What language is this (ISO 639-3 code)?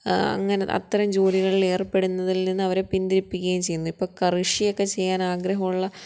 mal